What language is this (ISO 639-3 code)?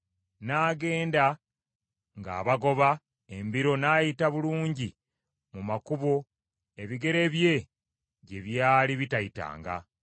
lug